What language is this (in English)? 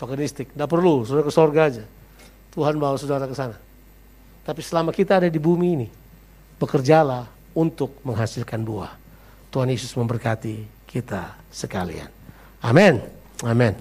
Indonesian